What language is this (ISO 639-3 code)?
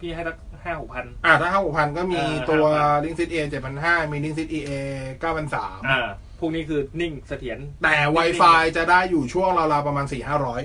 tha